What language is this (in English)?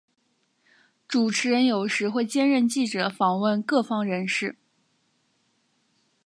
Chinese